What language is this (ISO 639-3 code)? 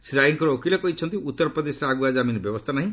ori